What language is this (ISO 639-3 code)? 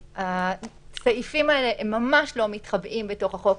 heb